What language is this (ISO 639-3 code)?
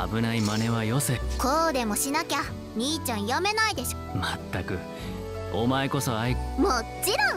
jpn